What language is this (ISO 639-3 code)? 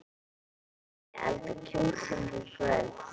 isl